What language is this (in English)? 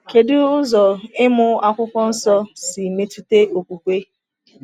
Igbo